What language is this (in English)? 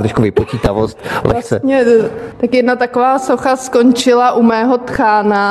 Czech